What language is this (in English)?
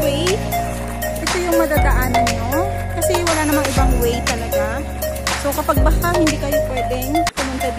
Filipino